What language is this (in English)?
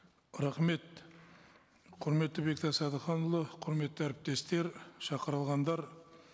Kazakh